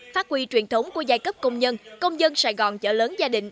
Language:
Vietnamese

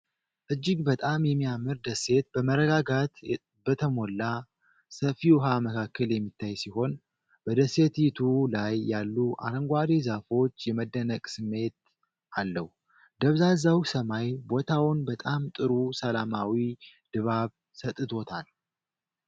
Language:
Amharic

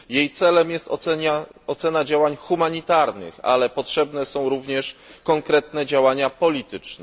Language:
Polish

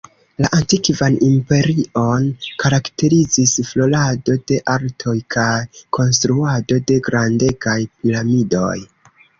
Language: Esperanto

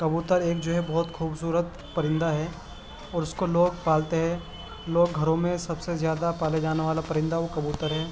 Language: Urdu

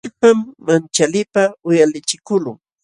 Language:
Jauja Wanca Quechua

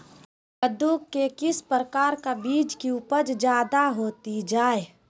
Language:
Magahi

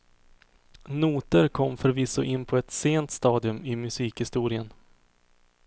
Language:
Swedish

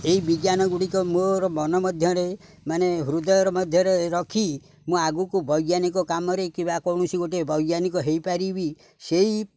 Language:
Odia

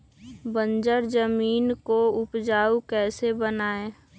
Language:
Magahi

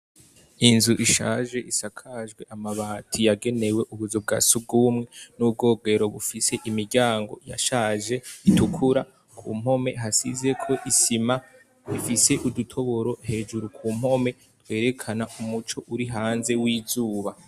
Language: Rundi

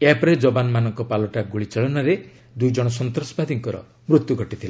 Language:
Odia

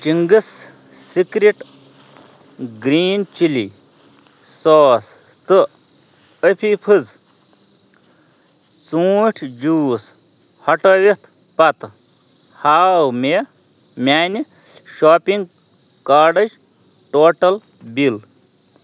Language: Kashmiri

